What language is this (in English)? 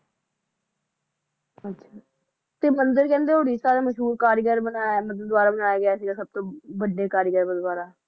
Punjabi